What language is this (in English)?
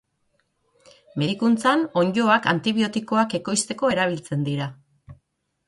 Basque